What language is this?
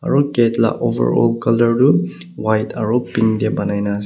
Naga Pidgin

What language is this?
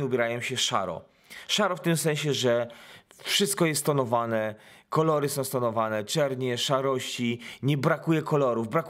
Polish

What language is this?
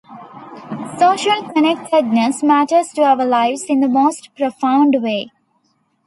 English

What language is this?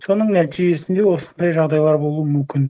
Kazakh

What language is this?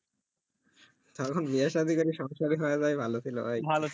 Bangla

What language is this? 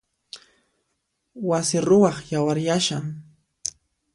Puno Quechua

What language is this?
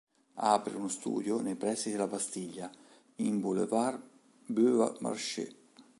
Italian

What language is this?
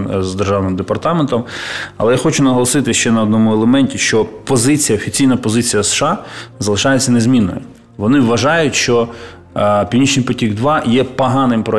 Ukrainian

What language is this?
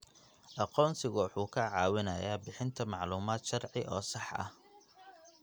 Somali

